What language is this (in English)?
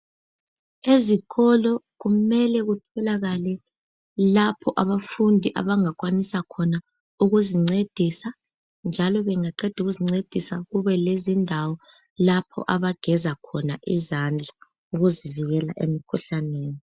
North Ndebele